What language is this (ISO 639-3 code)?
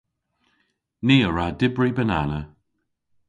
cor